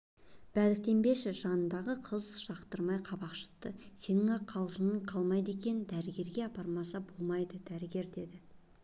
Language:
Kazakh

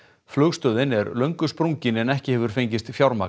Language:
Icelandic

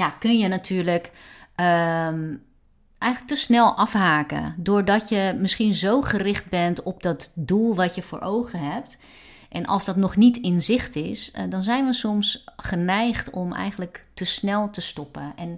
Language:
Dutch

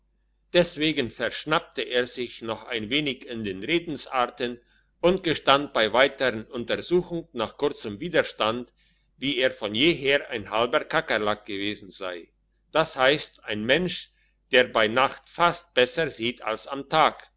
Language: German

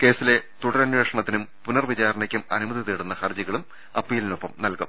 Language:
Malayalam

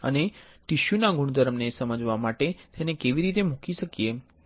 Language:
Gujarati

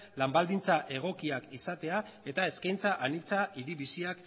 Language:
Basque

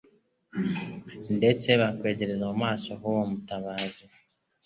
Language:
Kinyarwanda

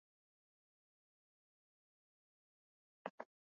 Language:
Swahili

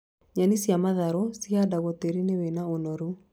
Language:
Kikuyu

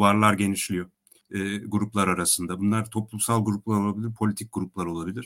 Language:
Turkish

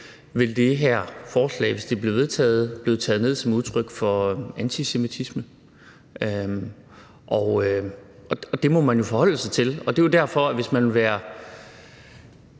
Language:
Danish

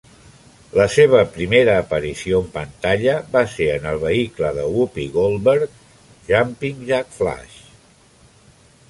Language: Catalan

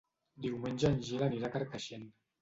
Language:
Catalan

